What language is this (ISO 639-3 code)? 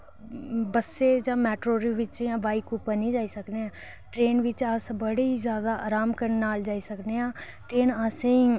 doi